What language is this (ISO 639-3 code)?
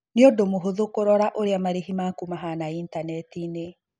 kik